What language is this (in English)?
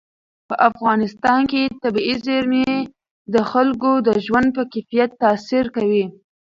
Pashto